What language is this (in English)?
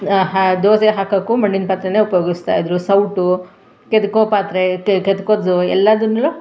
Kannada